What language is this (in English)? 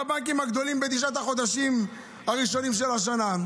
Hebrew